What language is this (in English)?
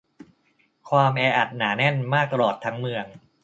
Thai